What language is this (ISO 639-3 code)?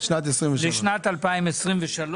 heb